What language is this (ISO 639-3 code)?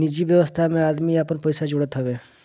bho